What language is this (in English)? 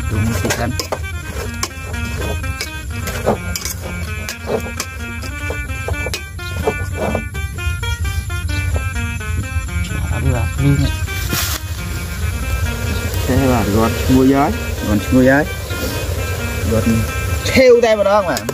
Vietnamese